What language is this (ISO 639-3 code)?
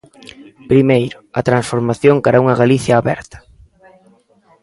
glg